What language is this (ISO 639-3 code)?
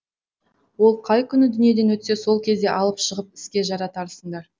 kaz